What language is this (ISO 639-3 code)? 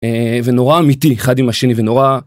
heb